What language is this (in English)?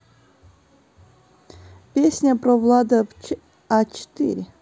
Russian